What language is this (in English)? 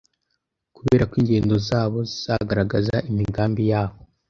Kinyarwanda